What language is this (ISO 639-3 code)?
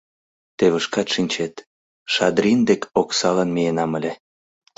chm